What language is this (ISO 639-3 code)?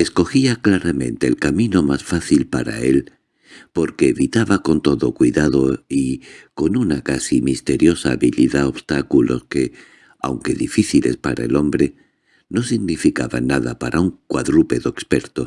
spa